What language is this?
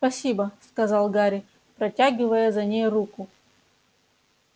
Russian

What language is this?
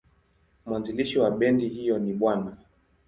Swahili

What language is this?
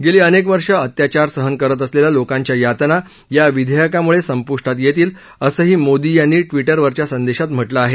Marathi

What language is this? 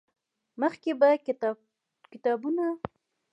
Pashto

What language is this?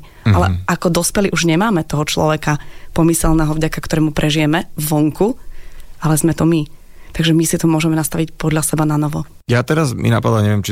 Slovak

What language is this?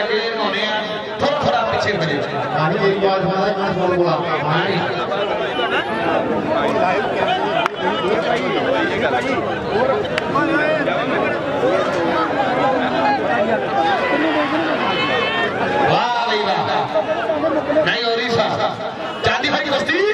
Arabic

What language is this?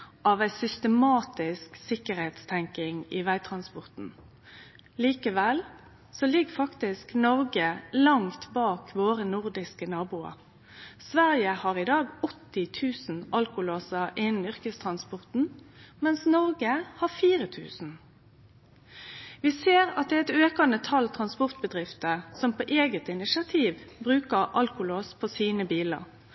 Norwegian Nynorsk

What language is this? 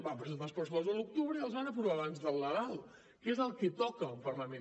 Catalan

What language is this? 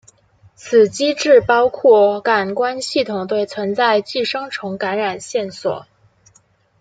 Chinese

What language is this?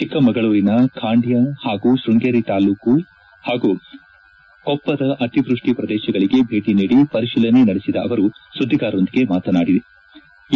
Kannada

